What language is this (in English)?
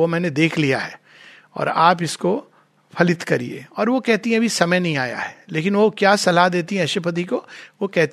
Hindi